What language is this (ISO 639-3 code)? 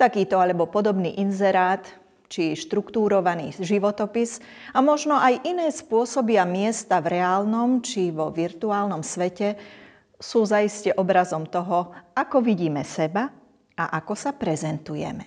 slk